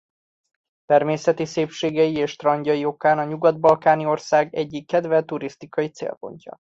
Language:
Hungarian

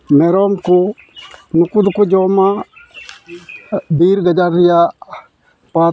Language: Santali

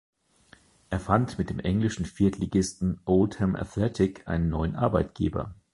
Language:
German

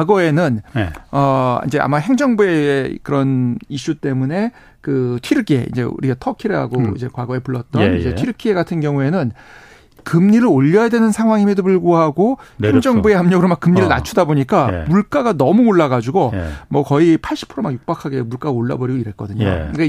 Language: Korean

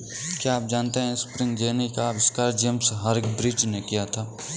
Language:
Hindi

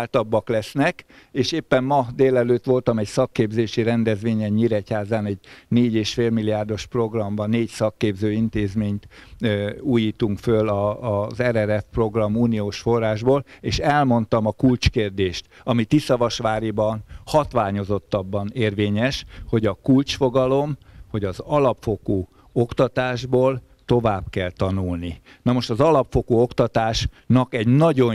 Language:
Hungarian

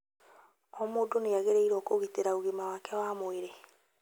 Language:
Kikuyu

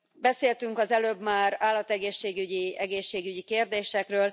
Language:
Hungarian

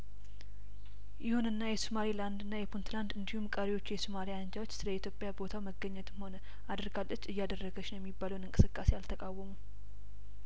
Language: Amharic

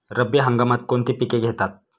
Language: Marathi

